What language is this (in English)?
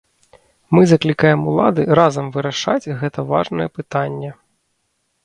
Belarusian